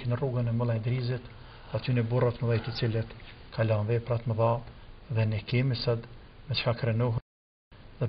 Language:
Arabic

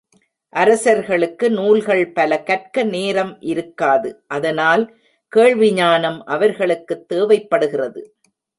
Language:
Tamil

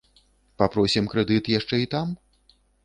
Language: Belarusian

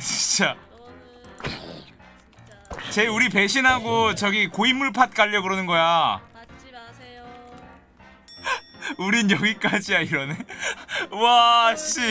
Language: Korean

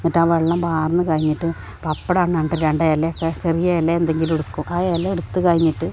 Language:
Malayalam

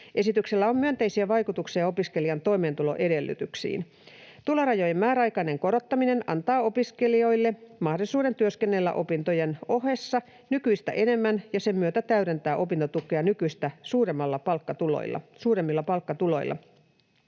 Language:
Finnish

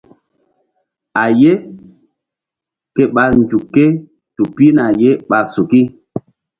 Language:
Mbum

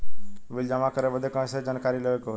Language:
Bhojpuri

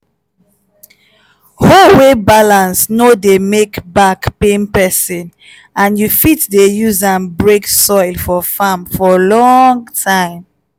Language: Nigerian Pidgin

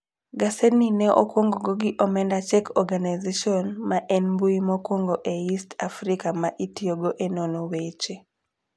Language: Luo (Kenya and Tanzania)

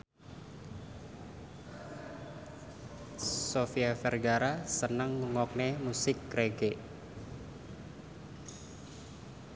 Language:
Javanese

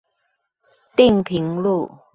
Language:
Chinese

